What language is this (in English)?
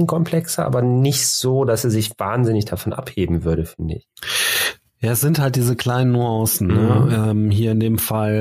German